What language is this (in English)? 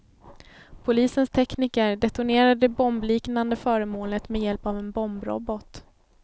Swedish